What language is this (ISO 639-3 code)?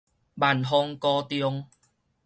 nan